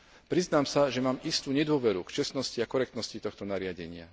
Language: Slovak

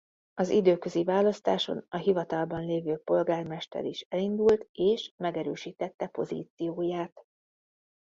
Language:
Hungarian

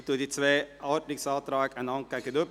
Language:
Swiss German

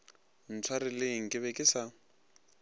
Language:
Northern Sotho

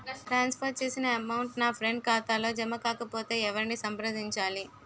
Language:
Telugu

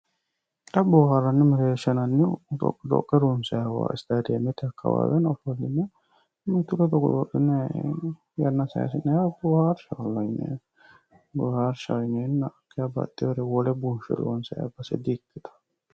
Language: Sidamo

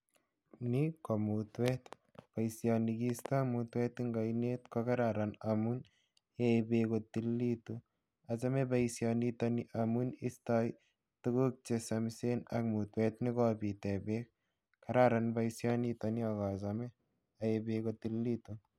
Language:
Kalenjin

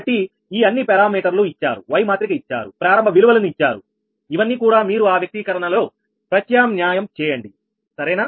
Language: Telugu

